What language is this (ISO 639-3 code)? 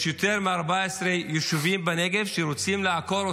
heb